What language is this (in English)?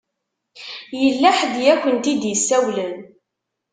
Kabyle